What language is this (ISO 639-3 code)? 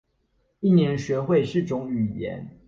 zho